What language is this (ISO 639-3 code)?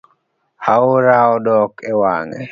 luo